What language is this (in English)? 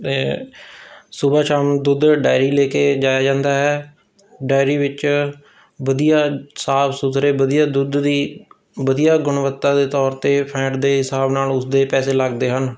Punjabi